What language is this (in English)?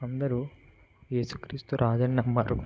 Telugu